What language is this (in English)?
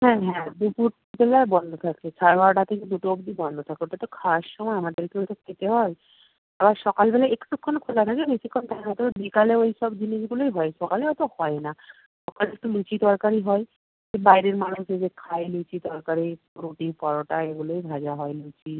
Bangla